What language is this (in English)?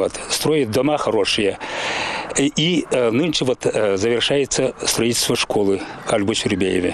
Russian